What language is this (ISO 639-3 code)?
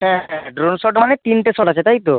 ben